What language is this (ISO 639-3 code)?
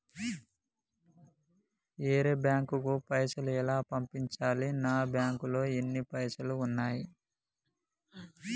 tel